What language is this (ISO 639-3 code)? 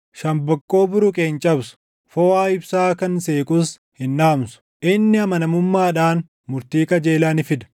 orm